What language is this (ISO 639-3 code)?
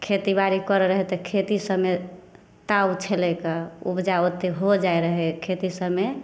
mai